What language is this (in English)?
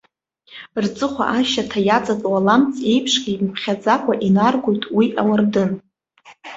Abkhazian